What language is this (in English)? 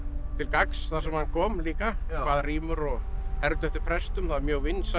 Icelandic